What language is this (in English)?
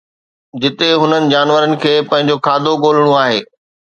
Sindhi